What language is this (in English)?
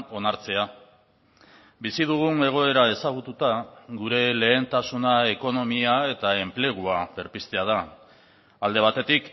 Basque